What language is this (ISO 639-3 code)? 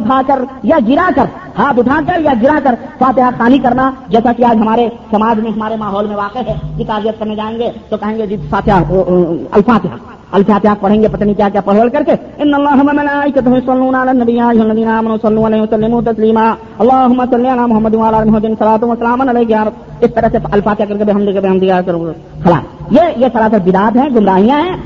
urd